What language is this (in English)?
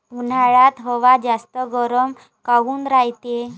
Marathi